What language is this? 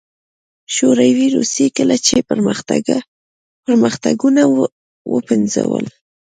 Pashto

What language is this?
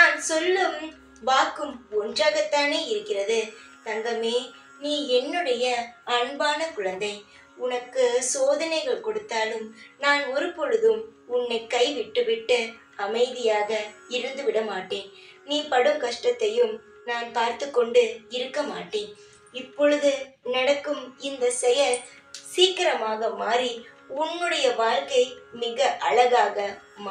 Tamil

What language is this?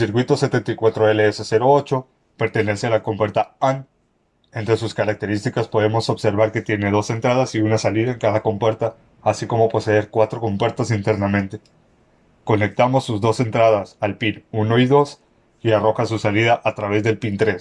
Spanish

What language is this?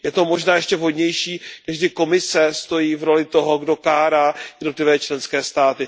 Czech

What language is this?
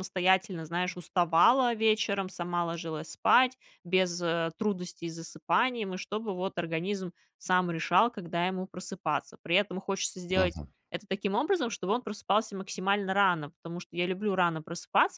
Russian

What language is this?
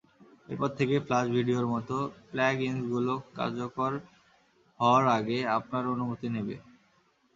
Bangla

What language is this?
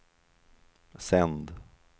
Swedish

